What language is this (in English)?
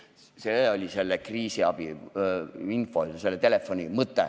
Estonian